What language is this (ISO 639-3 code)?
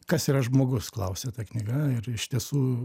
lit